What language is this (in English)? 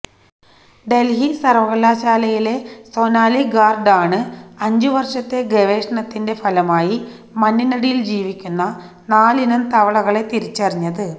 Malayalam